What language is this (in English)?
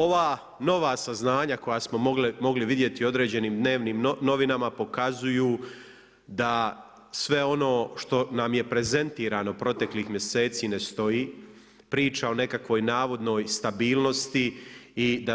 Croatian